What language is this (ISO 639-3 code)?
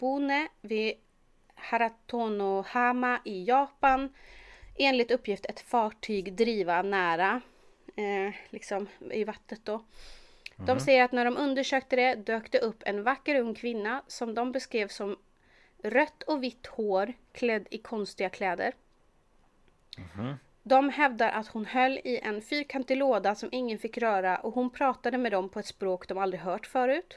swe